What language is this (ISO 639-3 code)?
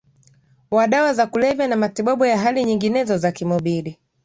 swa